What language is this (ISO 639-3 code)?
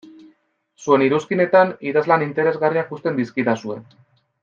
eus